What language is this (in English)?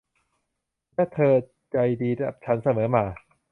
Thai